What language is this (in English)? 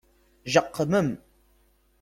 Kabyle